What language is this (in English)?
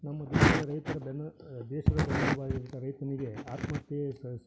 Kannada